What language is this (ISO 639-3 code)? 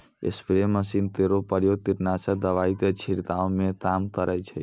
mai